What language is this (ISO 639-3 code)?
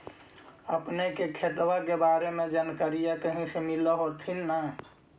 mag